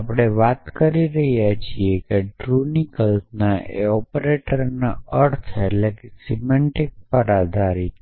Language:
Gujarati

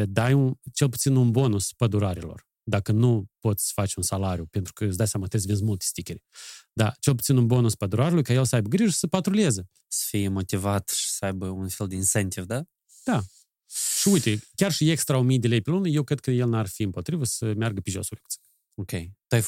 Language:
Romanian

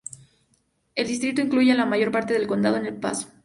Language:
Spanish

